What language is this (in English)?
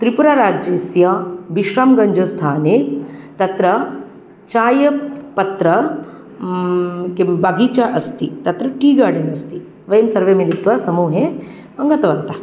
Sanskrit